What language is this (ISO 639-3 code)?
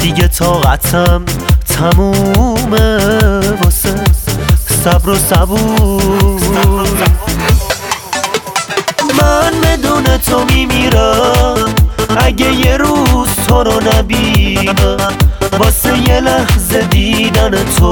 fas